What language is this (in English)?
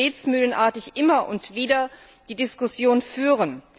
German